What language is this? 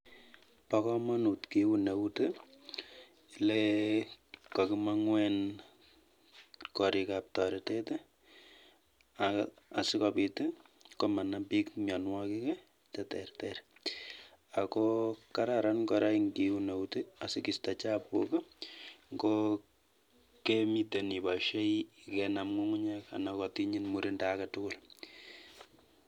Kalenjin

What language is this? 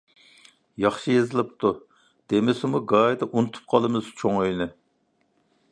Uyghur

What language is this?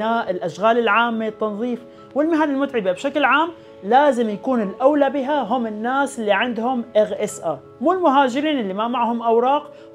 Arabic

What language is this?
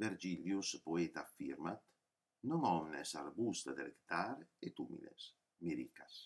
Italian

